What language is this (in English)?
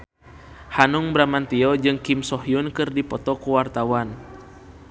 Sundanese